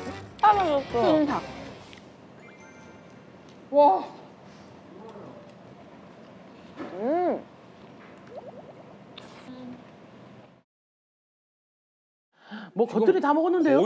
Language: Korean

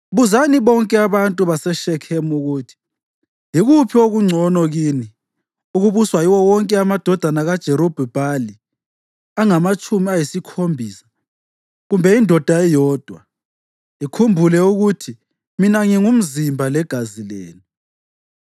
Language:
North Ndebele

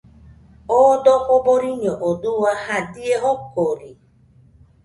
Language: Nüpode Huitoto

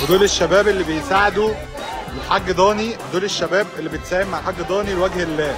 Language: Arabic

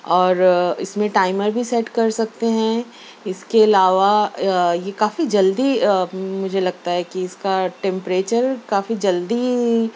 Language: Urdu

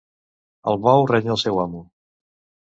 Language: Catalan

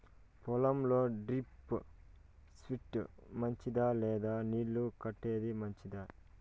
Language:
Telugu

